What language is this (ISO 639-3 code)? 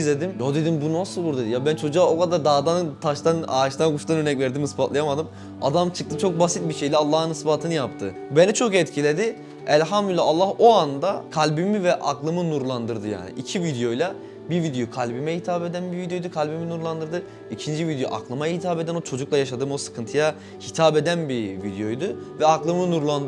tur